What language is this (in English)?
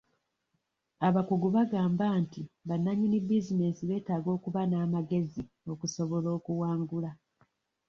Ganda